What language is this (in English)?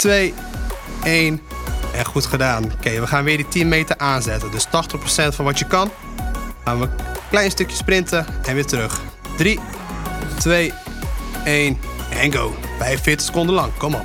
Dutch